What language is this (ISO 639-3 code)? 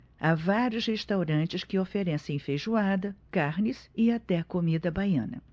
por